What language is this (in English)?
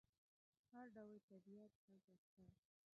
Pashto